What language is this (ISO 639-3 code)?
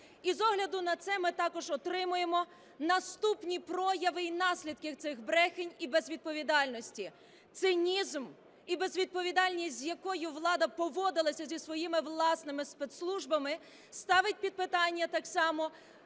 ukr